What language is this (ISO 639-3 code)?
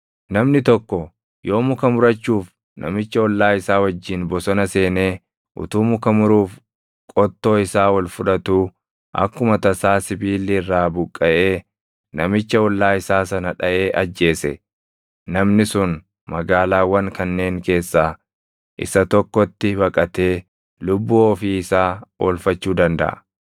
orm